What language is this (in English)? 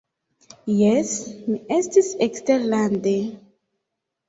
Esperanto